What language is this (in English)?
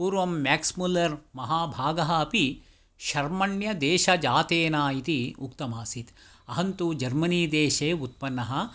Sanskrit